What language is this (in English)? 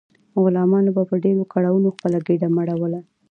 Pashto